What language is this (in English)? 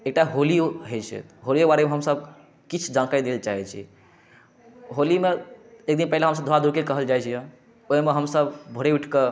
Maithili